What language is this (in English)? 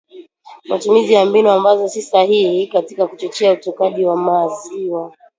Swahili